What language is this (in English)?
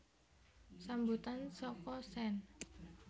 Javanese